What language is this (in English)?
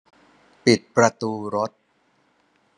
Thai